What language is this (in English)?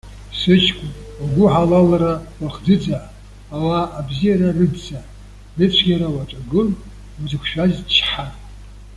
Abkhazian